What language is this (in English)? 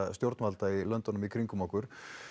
Icelandic